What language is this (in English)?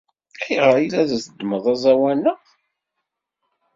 Kabyle